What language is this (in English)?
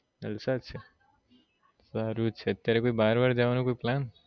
Gujarati